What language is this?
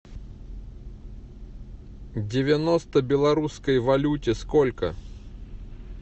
Russian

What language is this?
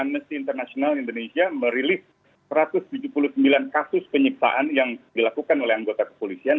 Indonesian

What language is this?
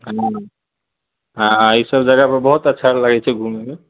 Maithili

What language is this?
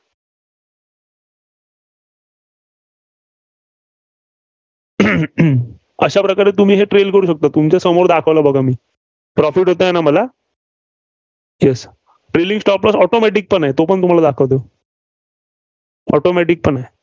Marathi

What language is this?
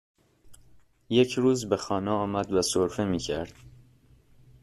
Persian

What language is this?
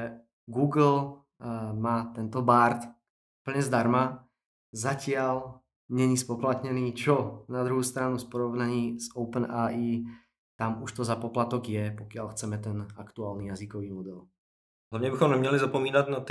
Czech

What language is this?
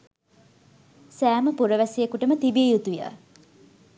Sinhala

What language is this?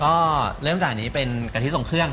Thai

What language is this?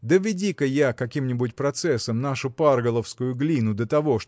Russian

